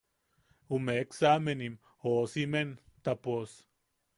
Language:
Yaqui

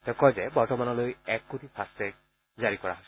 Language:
Assamese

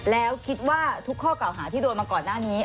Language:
Thai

